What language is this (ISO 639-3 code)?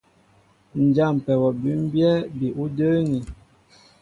mbo